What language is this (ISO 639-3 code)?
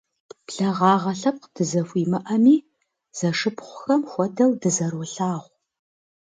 kbd